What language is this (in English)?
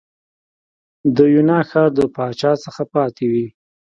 Pashto